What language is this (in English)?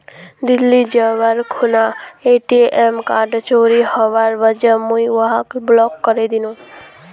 Magahi